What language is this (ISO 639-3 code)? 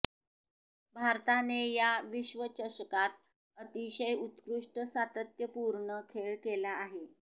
mar